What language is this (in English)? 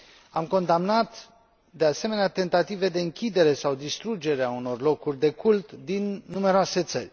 Romanian